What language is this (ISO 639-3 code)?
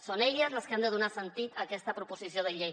cat